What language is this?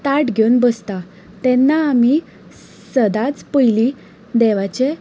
Konkani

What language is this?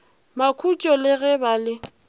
Northern Sotho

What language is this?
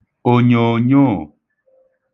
Igbo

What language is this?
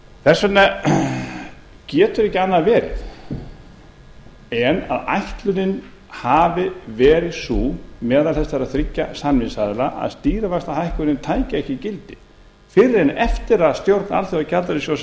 Icelandic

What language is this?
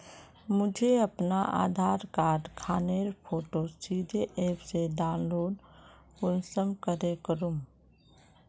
Magahi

